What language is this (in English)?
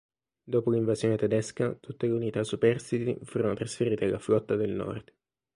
Italian